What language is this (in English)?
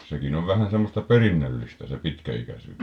Finnish